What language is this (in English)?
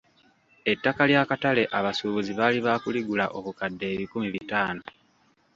Ganda